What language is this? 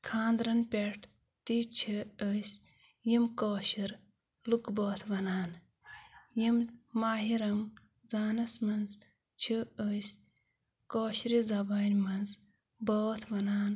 Kashmiri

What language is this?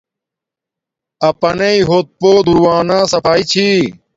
Domaaki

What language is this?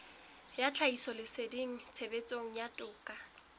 Southern Sotho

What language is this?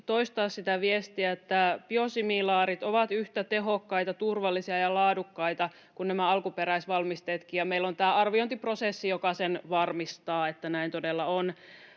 Finnish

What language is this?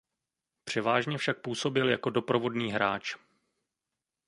Czech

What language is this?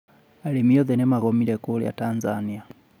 Kikuyu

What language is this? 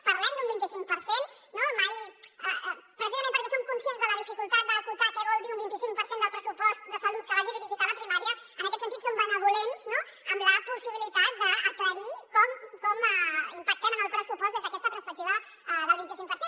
Catalan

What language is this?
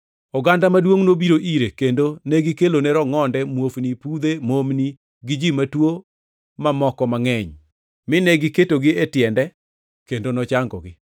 Luo (Kenya and Tanzania)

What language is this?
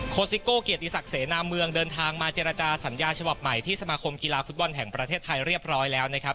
Thai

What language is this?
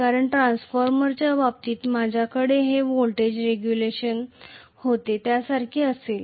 Marathi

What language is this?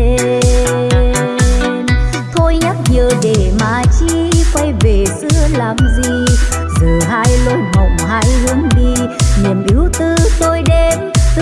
Vietnamese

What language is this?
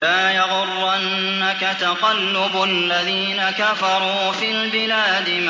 Arabic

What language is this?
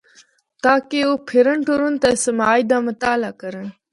Northern Hindko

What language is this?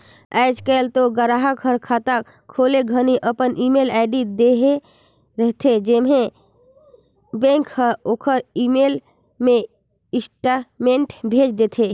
Chhattisgarhi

